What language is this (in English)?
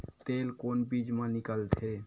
Chhattisgarhi